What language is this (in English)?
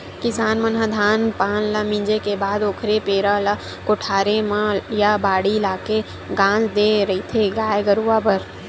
Chhattisgarhi